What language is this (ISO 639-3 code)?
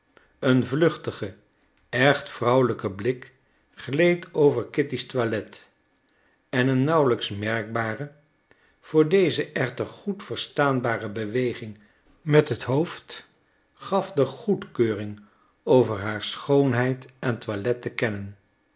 nld